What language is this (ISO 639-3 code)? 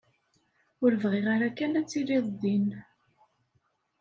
kab